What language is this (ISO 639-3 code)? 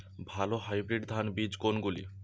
ben